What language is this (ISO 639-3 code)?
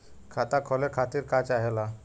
bho